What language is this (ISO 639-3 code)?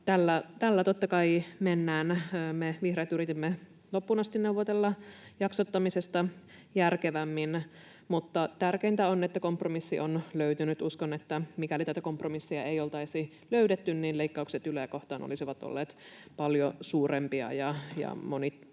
fin